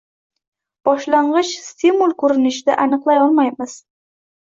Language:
Uzbek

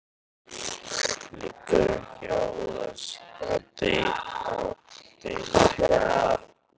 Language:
Icelandic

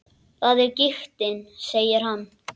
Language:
Icelandic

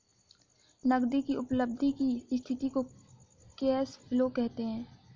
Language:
Hindi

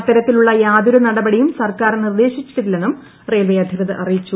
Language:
Malayalam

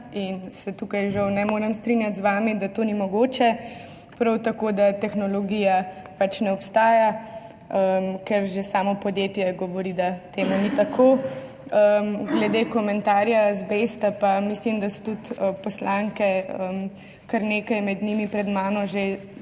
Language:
Slovenian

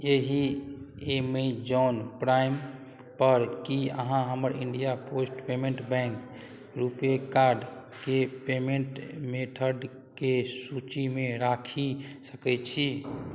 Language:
Maithili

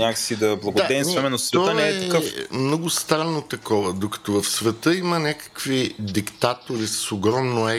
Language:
Bulgarian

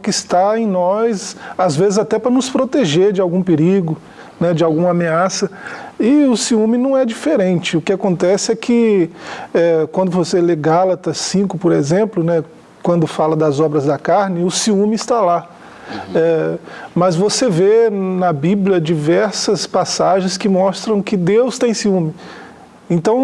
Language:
Portuguese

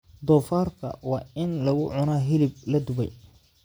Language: Somali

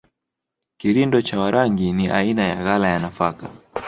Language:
Swahili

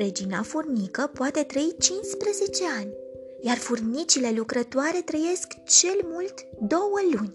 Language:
Romanian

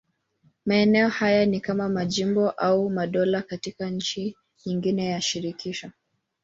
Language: Swahili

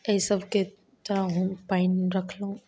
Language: Maithili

